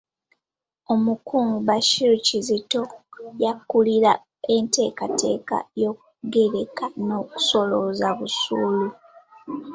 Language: Ganda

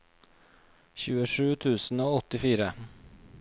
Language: Norwegian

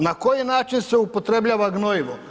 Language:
Croatian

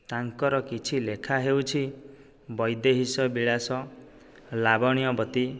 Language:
Odia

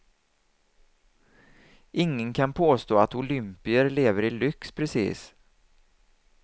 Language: Swedish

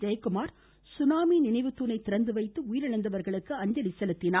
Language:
Tamil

